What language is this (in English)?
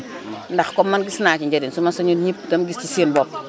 Wolof